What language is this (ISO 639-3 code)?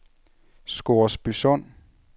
dan